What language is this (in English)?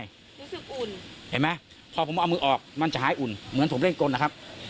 Thai